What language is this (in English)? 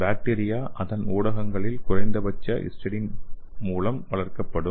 Tamil